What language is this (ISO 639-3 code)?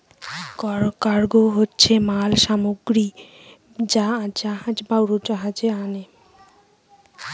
ben